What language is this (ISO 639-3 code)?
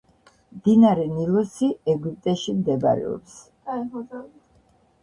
kat